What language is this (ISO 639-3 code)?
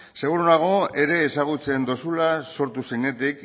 eus